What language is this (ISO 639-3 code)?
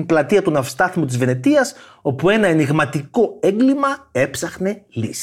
ell